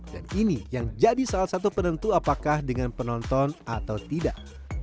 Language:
Indonesian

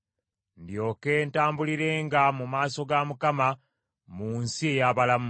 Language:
Ganda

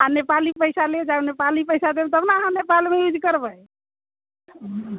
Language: Maithili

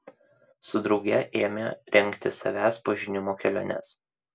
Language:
Lithuanian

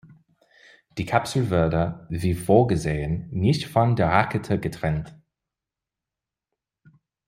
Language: German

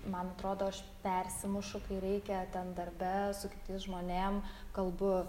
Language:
Lithuanian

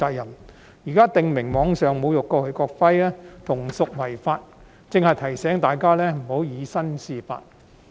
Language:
Cantonese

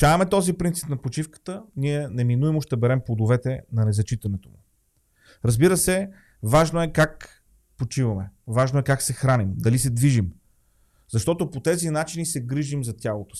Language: Bulgarian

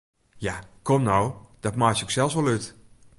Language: Western Frisian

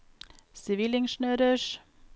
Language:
Norwegian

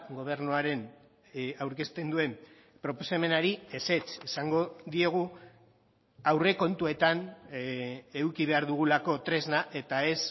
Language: Basque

